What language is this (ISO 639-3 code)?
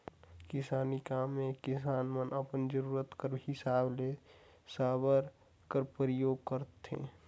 hne